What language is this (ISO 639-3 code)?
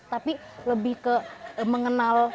ind